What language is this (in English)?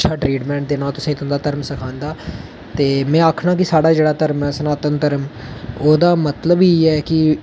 Dogri